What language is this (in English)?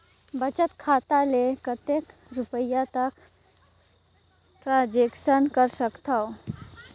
Chhattisgarhi